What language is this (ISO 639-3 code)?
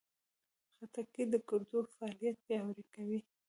pus